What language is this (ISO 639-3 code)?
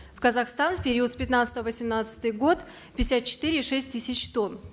kaz